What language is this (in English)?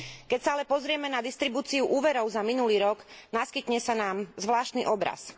Slovak